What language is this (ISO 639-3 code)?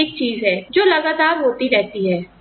hin